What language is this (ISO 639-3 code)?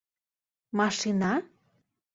chm